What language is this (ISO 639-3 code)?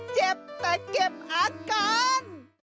tha